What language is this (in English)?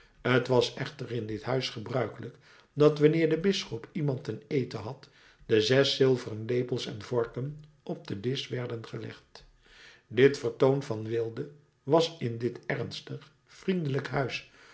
Dutch